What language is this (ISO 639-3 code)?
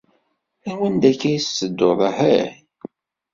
kab